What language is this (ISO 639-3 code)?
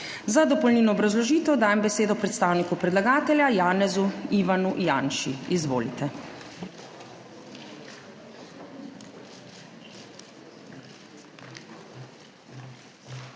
slv